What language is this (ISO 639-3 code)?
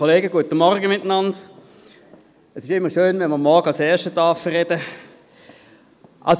gsw